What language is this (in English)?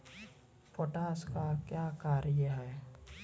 Maithili